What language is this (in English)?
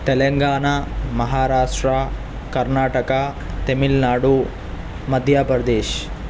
Urdu